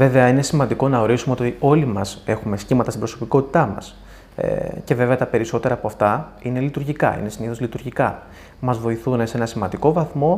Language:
Greek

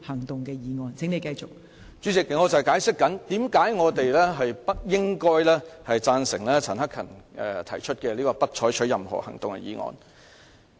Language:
Cantonese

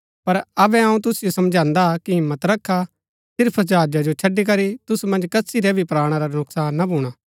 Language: Gaddi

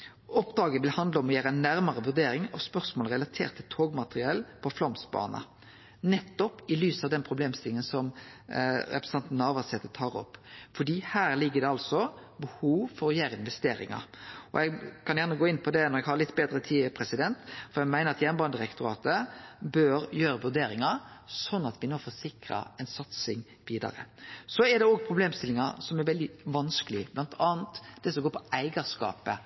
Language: Norwegian Nynorsk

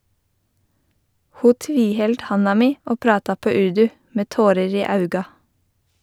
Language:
Norwegian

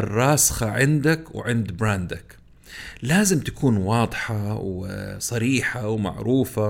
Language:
Arabic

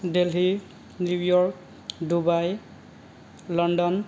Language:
Bodo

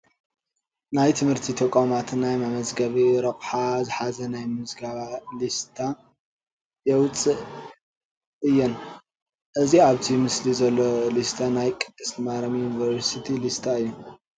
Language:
Tigrinya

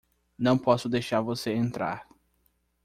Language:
Portuguese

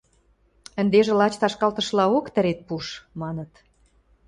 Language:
Western Mari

